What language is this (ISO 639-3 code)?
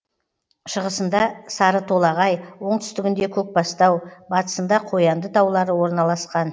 kaz